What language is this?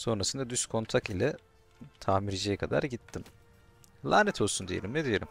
Turkish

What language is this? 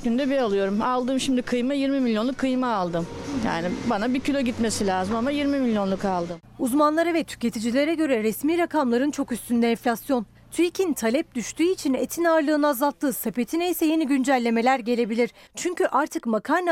Turkish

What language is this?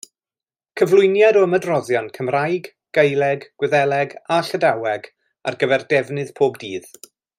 Welsh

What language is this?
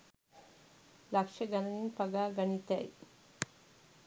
Sinhala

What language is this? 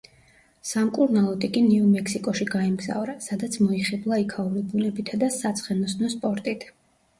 Georgian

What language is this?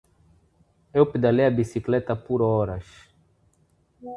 Portuguese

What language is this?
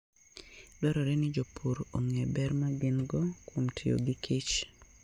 Luo (Kenya and Tanzania)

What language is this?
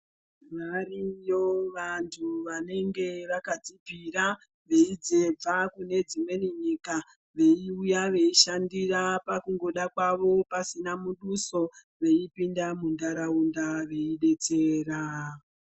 Ndau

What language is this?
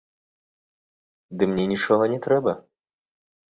Belarusian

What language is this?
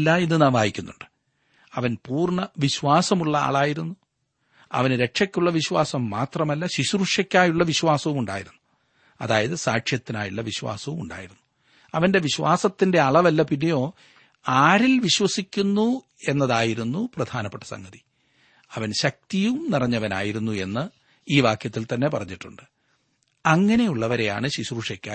Malayalam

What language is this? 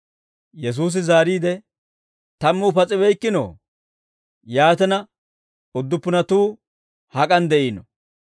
Dawro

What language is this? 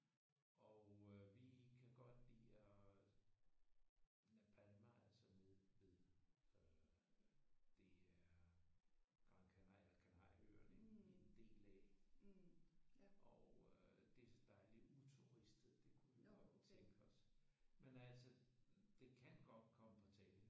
Danish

